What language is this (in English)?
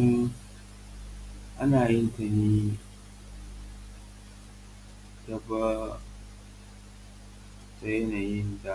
Hausa